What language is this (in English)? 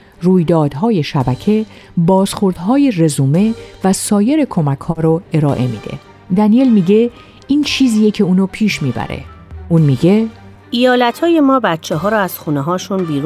Persian